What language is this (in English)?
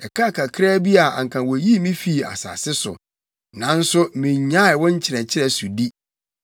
Akan